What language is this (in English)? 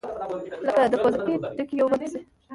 Pashto